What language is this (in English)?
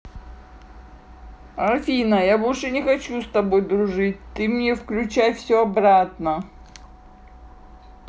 Russian